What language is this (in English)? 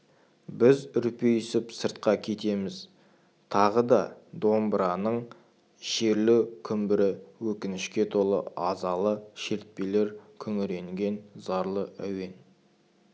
Kazakh